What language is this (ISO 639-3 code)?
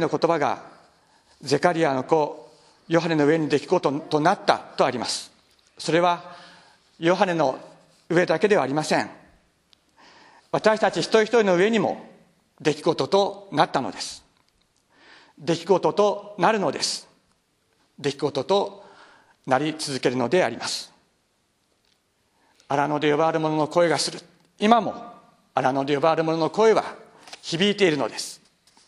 jpn